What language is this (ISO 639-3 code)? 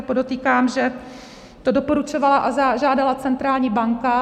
ces